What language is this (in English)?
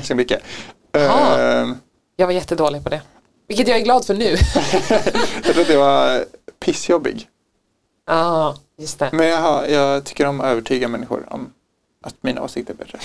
Swedish